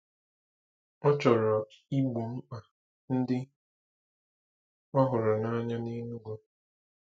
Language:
Igbo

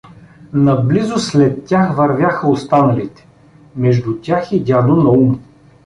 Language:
Bulgarian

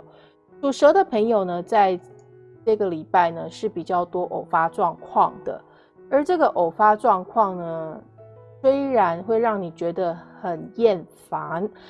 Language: Chinese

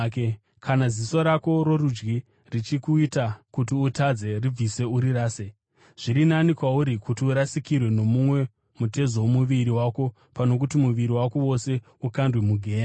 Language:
Shona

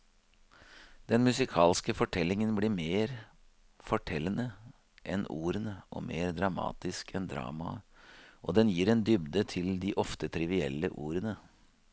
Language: Norwegian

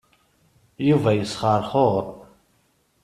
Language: Kabyle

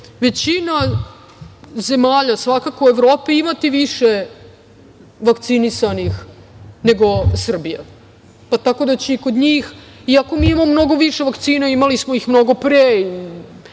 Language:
Serbian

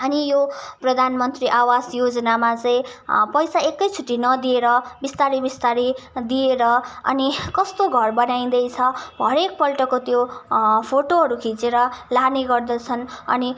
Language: Nepali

